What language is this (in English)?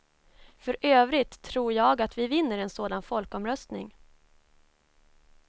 Swedish